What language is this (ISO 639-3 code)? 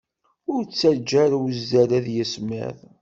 kab